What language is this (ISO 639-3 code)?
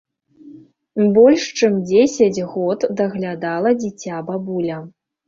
bel